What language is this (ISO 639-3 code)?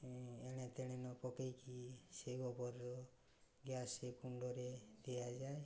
ori